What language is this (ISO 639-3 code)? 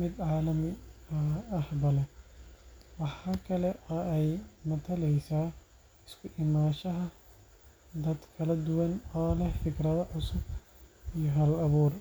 som